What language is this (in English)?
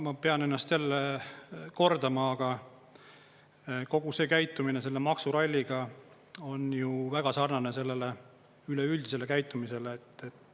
Estonian